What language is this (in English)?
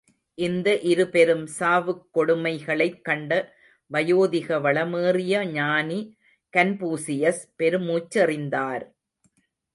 Tamil